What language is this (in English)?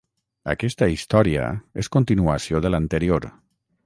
Catalan